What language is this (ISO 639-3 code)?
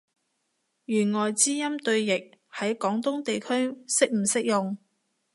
yue